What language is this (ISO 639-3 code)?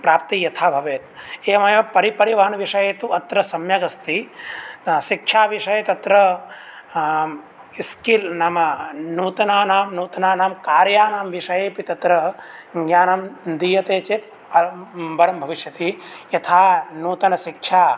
san